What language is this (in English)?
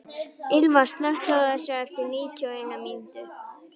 Icelandic